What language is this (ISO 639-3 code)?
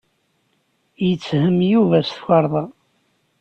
kab